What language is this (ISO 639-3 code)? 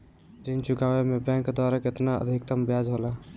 bho